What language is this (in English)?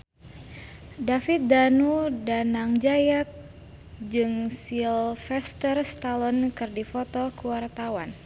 Sundanese